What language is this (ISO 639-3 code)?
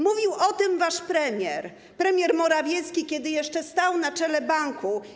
pol